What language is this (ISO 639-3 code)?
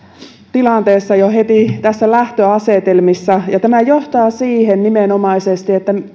fin